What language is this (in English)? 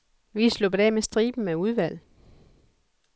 Danish